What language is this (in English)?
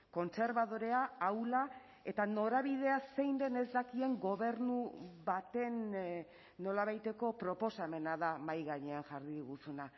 Basque